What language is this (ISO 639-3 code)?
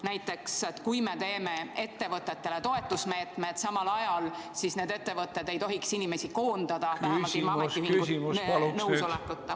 est